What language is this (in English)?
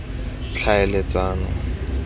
Tswana